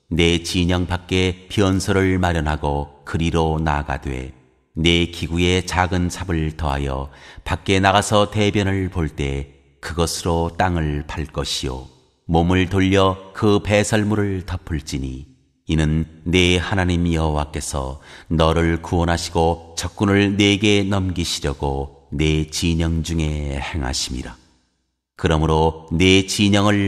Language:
Korean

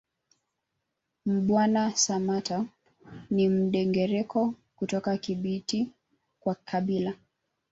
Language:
Swahili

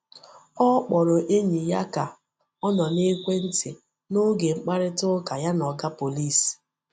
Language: Igbo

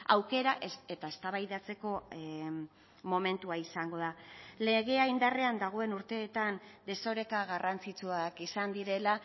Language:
Basque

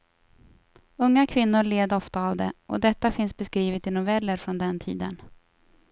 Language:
Swedish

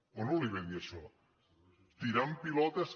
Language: Catalan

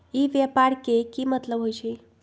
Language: Magahi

